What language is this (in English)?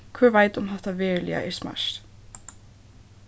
Faroese